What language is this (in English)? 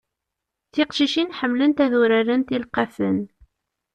Kabyle